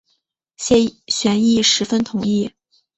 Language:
Chinese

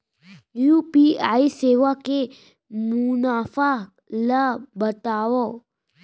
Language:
Chhattisgarhi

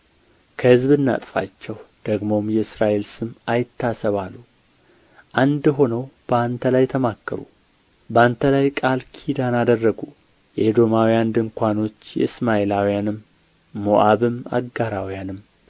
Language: Amharic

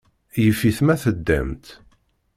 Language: Kabyle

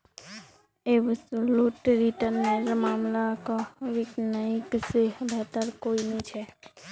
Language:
Magahi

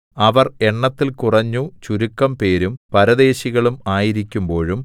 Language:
Malayalam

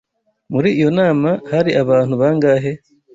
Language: Kinyarwanda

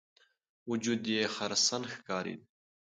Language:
Pashto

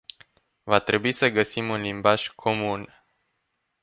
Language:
Romanian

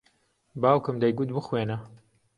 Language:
Central Kurdish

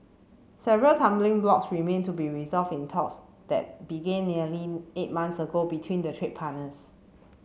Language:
English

